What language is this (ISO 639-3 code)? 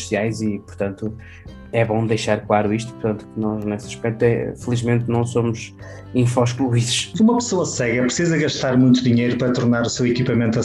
por